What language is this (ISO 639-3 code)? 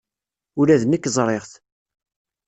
kab